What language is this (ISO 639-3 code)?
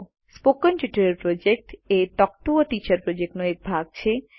guj